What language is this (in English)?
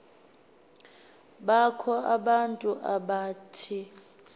Xhosa